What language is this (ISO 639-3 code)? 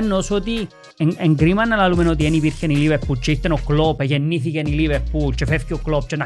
ell